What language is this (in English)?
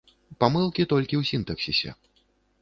Belarusian